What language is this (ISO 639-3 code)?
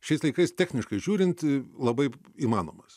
lit